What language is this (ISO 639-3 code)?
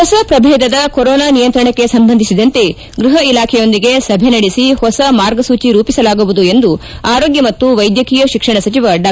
kan